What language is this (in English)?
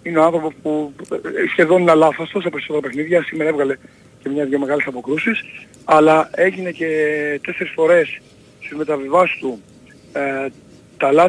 Greek